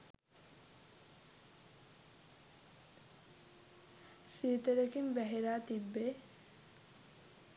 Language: Sinhala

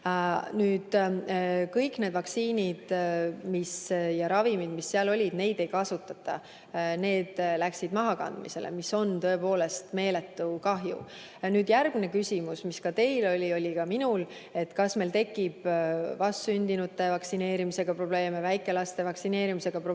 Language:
Estonian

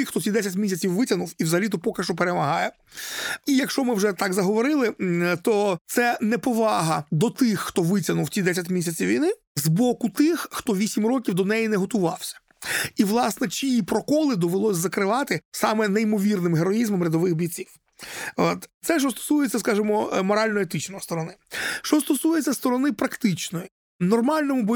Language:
Ukrainian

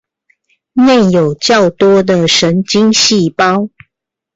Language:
Chinese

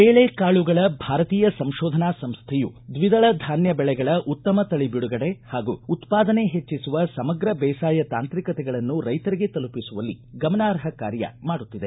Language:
Kannada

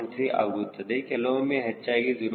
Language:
Kannada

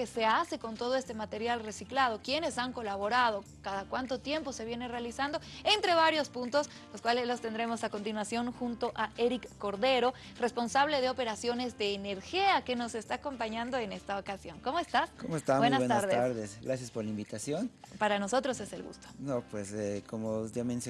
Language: Spanish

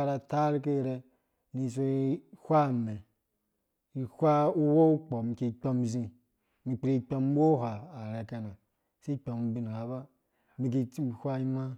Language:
Dũya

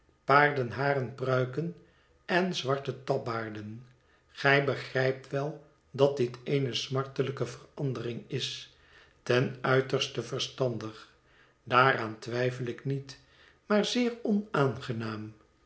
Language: Dutch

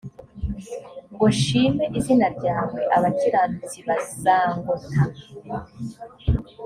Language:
Kinyarwanda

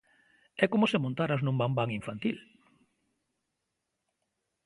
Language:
Galician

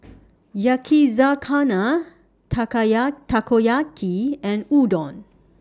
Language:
English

